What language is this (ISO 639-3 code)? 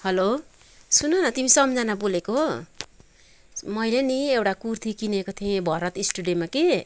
nep